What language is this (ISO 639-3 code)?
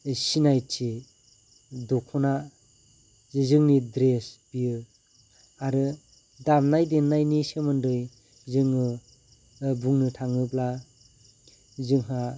brx